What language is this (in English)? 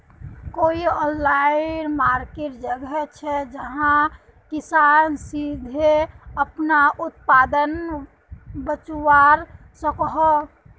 Magahi